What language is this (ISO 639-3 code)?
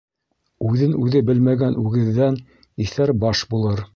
bak